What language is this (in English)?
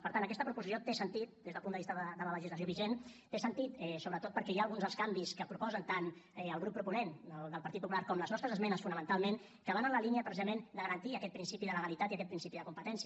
Catalan